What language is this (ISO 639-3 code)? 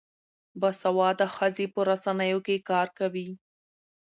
pus